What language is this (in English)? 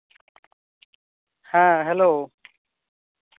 Santali